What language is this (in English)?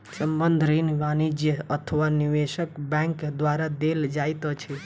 Maithili